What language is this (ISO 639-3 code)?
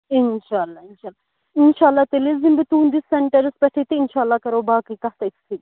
kas